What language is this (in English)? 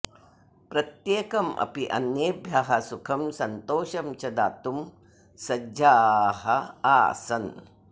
Sanskrit